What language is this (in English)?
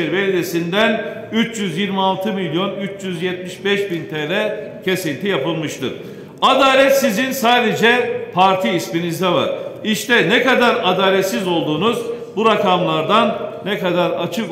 Turkish